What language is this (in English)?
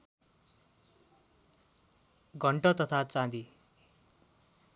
Nepali